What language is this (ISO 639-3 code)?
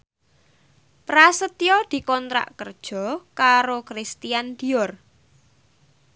jav